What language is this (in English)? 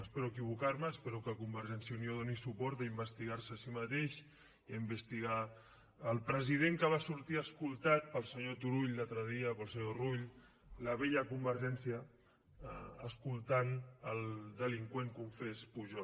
Catalan